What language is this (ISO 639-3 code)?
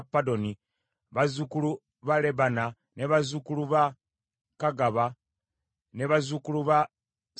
lug